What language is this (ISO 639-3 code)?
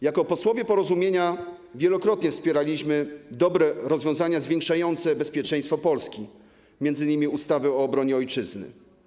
pol